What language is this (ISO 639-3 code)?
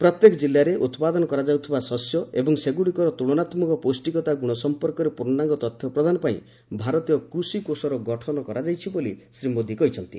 ori